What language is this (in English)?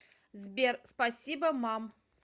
Russian